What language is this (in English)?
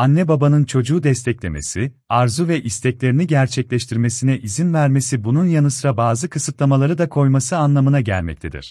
Turkish